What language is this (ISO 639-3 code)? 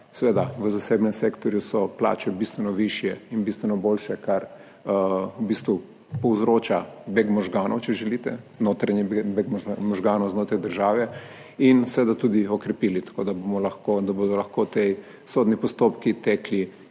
slv